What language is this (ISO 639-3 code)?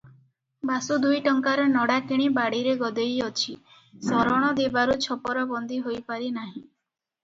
ori